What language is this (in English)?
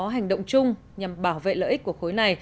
Vietnamese